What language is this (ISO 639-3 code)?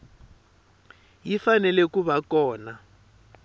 tso